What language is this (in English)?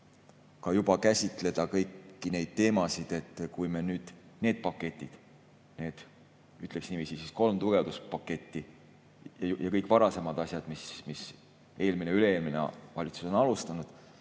Estonian